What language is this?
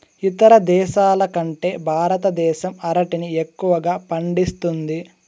Telugu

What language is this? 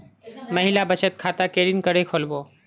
Magahi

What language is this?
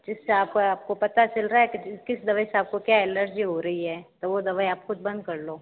Hindi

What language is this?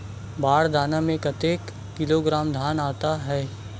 Chhattisgarhi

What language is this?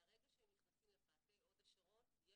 Hebrew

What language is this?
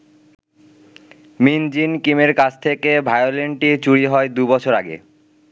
Bangla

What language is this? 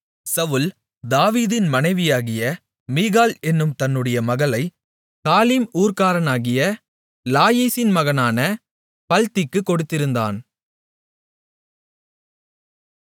Tamil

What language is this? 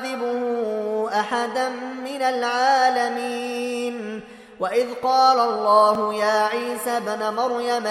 Arabic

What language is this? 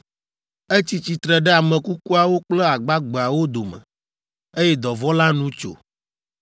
Ewe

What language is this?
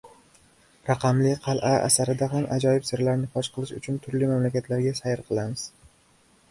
Uzbek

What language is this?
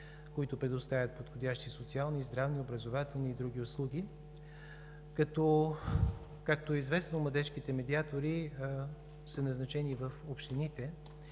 Bulgarian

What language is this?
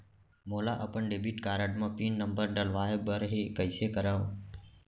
Chhattisgarhi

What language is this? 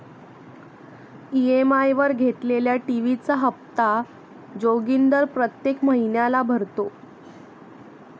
Marathi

